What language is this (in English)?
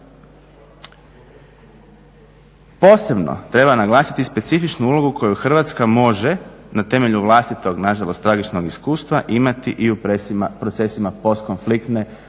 Croatian